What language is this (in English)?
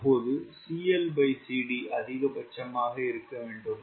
Tamil